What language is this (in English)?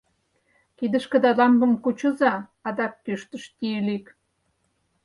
Mari